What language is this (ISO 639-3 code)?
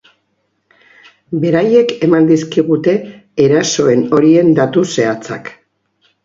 eus